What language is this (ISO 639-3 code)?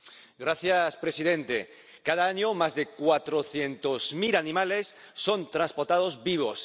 spa